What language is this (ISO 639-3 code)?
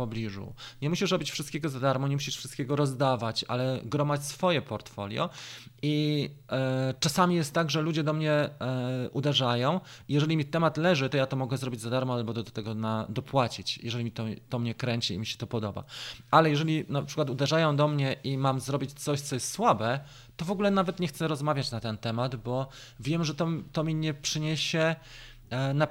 pol